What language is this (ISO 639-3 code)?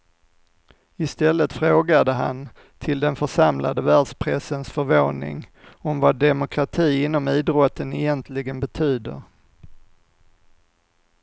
swe